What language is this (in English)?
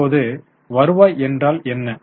Tamil